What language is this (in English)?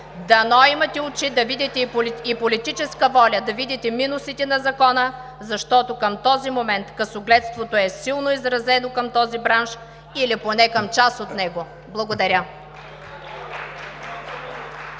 Bulgarian